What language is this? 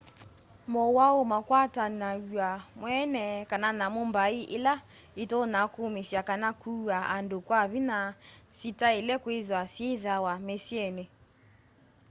Kamba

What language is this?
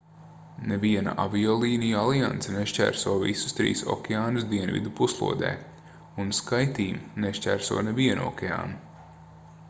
Latvian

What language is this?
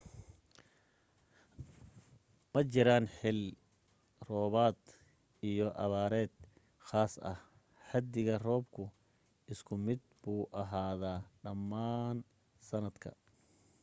Somali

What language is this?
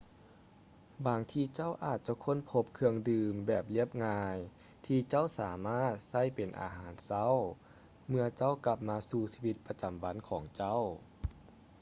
Lao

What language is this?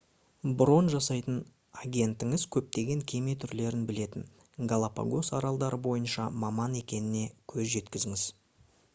Kazakh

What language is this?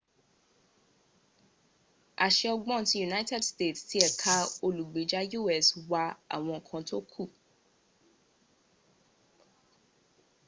Yoruba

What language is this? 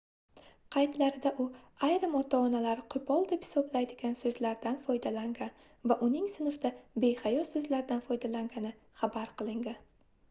Uzbek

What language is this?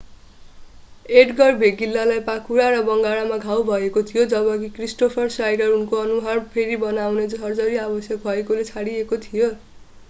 Nepali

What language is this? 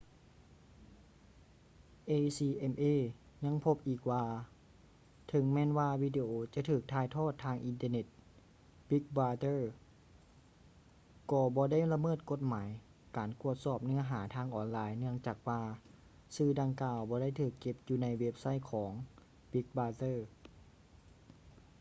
Lao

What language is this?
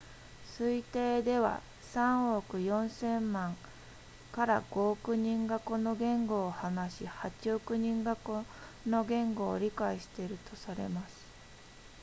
Japanese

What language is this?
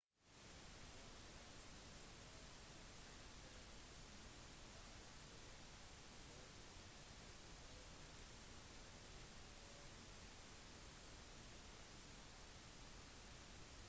Norwegian Bokmål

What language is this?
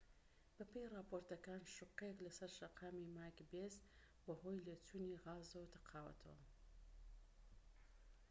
Central Kurdish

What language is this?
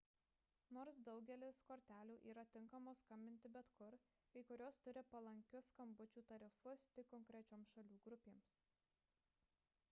Lithuanian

